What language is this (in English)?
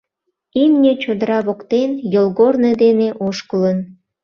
Mari